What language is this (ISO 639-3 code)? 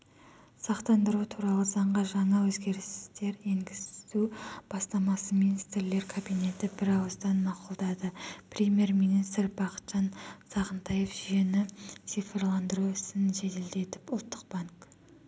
kaz